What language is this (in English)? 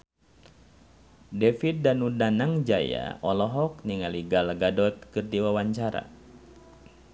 Sundanese